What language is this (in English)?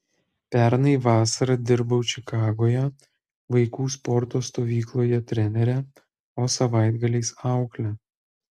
Lithuanian